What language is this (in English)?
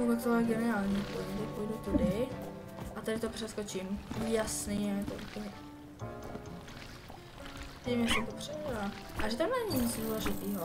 Czech